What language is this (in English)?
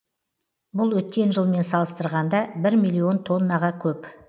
Kazakh